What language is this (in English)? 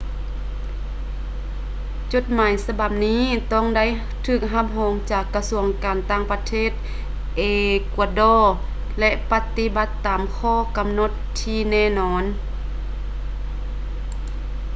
Lao